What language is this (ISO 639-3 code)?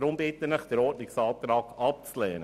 gsw